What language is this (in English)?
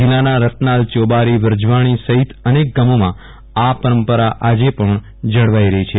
Gujarati